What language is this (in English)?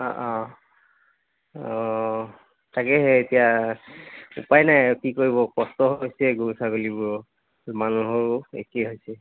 Assamese